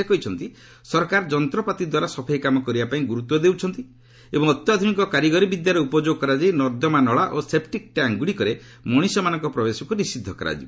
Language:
Odia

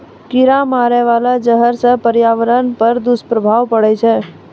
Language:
Maithili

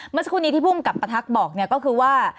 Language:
Thai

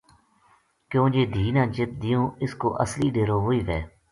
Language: Gujari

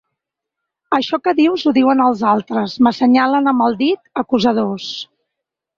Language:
Catalan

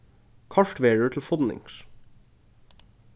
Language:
Faroese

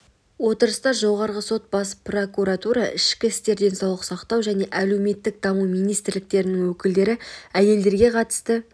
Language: Kazakh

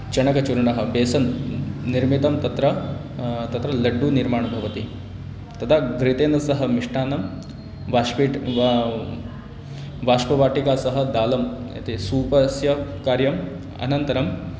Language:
Sanskrit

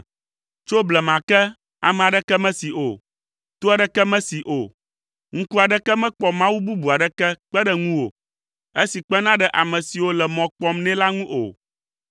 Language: Ewe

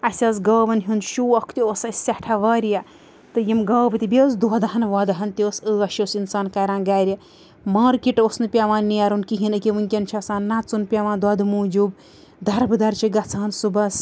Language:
Kashmiri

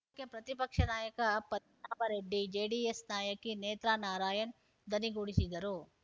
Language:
Kannada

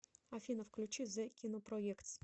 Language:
Russian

